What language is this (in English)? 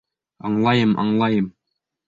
Bashkir